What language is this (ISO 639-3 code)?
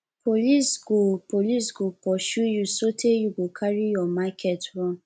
pcm